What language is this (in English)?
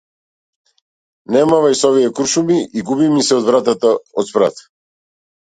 Macedonian